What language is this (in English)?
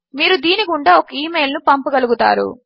Telugu